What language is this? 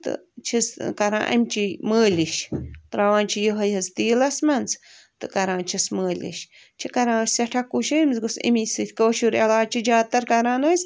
Kashmiri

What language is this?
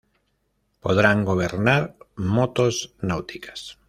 Spanish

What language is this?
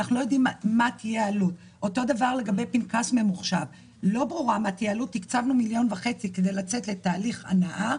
Hebrew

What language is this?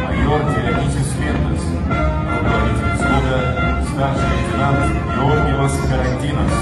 Russian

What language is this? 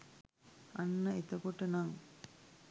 Sinhala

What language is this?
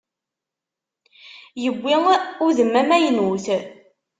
Kabyle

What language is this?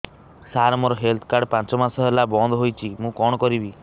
Odia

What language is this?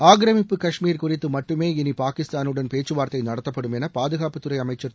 Tamil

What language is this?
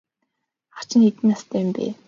Mongolian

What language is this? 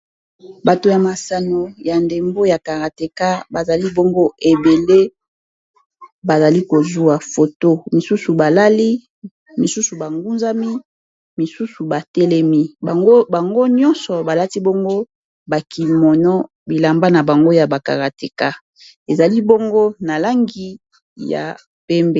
Lingala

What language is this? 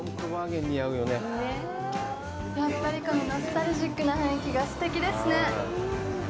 Japanese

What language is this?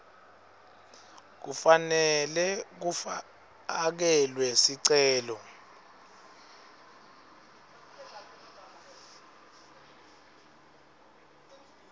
Swati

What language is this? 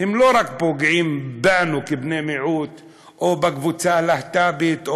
Hebrew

